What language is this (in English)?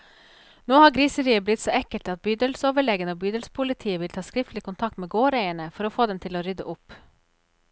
Norwegian